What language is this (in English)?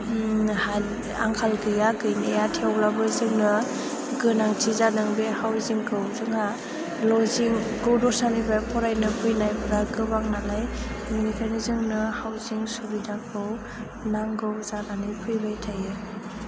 Bodo